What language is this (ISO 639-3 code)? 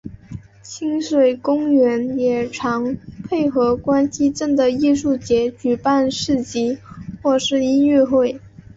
zho